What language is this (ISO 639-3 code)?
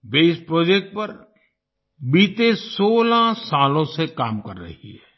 hin